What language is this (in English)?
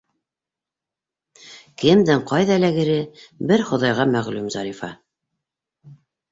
Bashkir